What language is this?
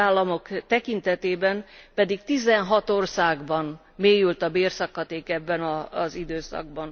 Hungarian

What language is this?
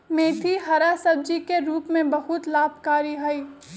Magahi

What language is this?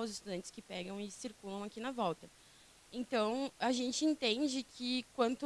Portuguese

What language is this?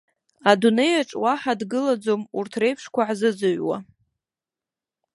Abkhazian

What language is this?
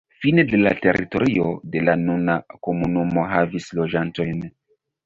Esperanto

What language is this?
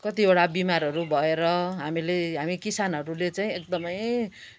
Nepali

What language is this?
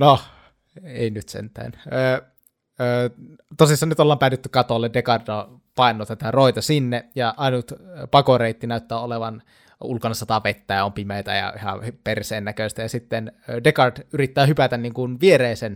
Finnish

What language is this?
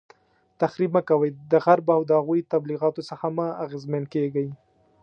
Pashto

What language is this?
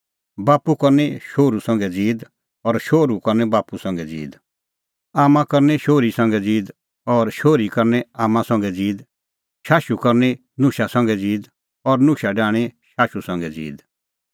Kullu Pahari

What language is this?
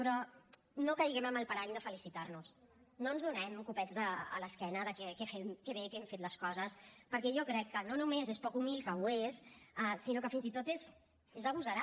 Catalan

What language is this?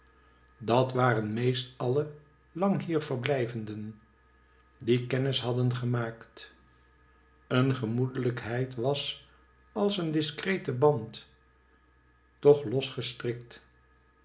Dutch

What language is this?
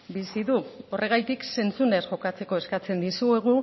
Basque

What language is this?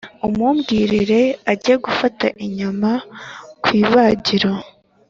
Kinyarwanda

